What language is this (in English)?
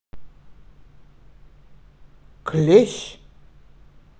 Russian